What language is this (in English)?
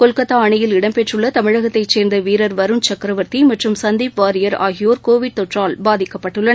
Tamil